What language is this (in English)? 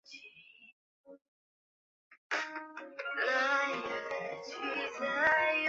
Chinese